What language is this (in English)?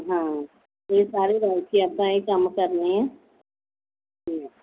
Punjabi